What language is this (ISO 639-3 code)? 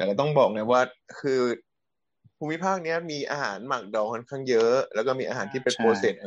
tha